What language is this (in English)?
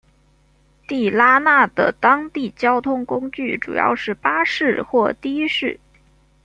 Chinese